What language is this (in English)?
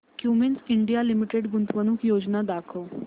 Marathi